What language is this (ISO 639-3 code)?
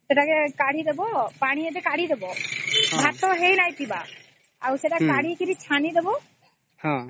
ori